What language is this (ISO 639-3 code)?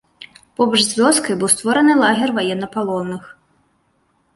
bel